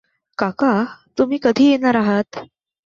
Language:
Marathi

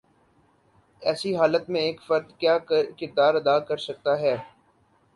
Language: Urdu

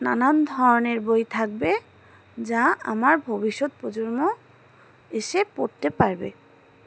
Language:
Bangla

